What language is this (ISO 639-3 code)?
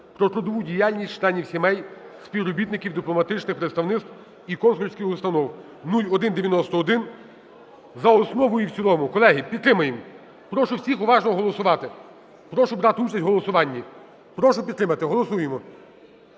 ukr